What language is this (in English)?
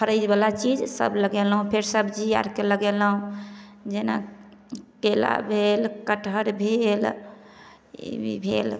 Maithili